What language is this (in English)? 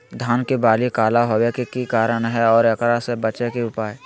Magahi